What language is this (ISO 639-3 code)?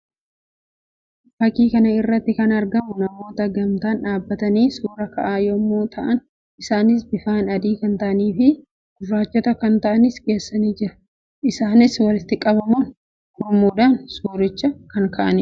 orm